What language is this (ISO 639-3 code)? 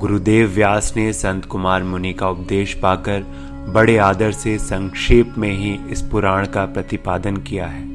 hin